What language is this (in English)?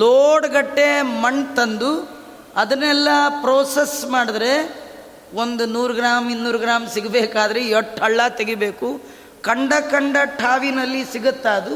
Kannada